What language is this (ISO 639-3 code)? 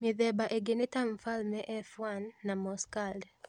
kik